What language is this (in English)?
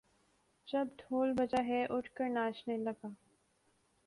Urdu